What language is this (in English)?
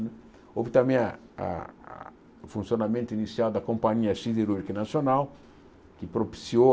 Portuguese